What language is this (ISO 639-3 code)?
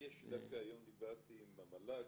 heb